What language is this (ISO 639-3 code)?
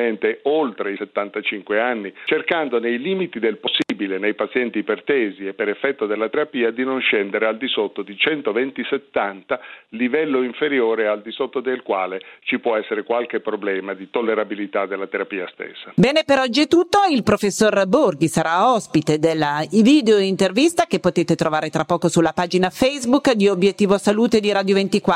ita